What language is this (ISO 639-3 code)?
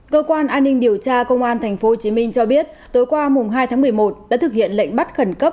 vie